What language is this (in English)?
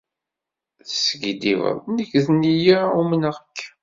Kabyle